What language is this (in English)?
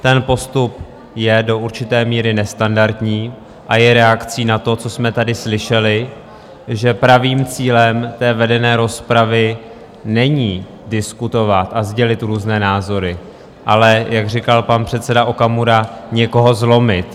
Czech